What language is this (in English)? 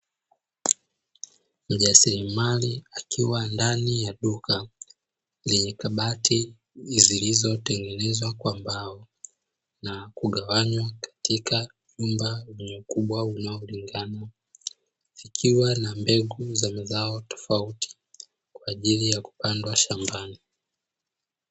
Swahili